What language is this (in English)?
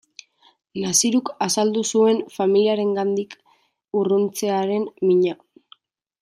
Basque